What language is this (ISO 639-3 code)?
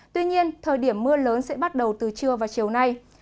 vie